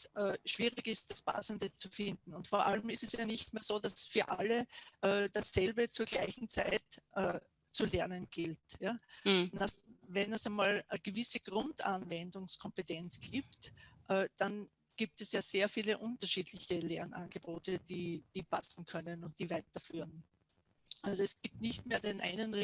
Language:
German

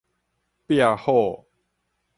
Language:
Min Nan Chinese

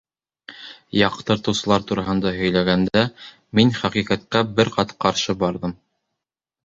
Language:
Bashkir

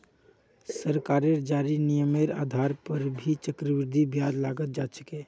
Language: Magahi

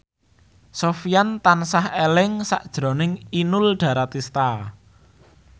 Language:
Javanese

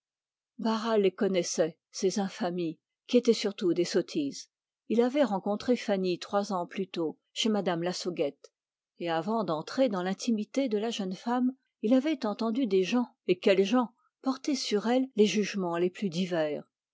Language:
French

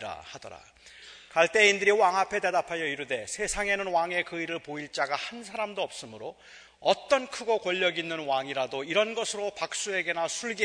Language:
Korean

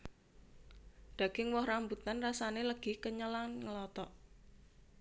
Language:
Javanese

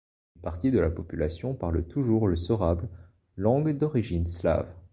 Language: French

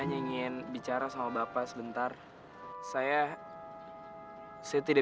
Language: Indonesian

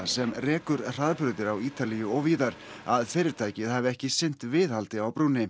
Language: Icelandic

